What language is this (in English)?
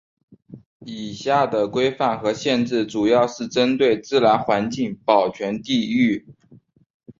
Chinese